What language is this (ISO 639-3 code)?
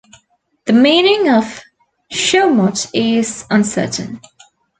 eng